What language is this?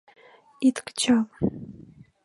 Mari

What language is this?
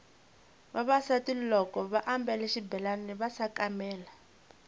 Tsonga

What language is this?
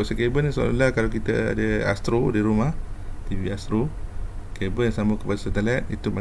Malay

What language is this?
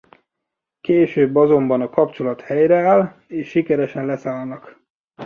Hungarian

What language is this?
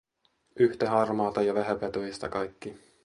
Finnish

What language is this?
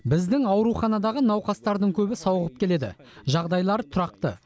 Kazakh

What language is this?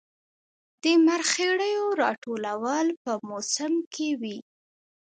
Pashto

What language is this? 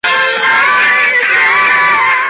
Spanish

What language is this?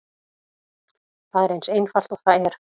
Icelandic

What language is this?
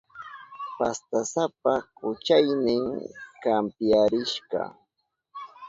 Southern Pastaza Quechua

